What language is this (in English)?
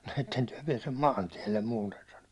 Finnish